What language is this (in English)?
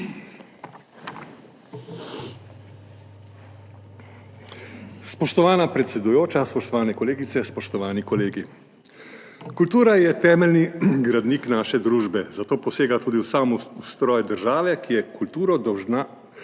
Slovenian